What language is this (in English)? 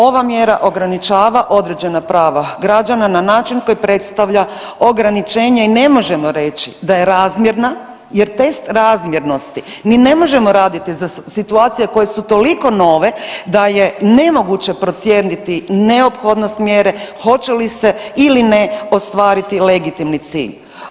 Croatian